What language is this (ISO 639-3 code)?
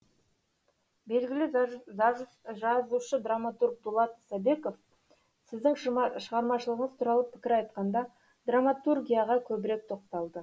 kaz